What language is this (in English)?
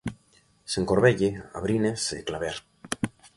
Galician